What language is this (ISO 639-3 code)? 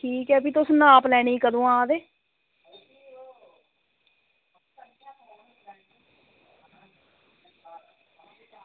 doi